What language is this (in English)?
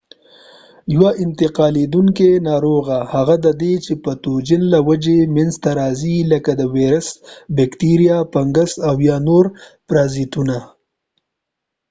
Pashto